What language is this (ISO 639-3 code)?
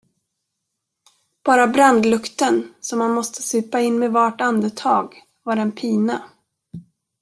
swe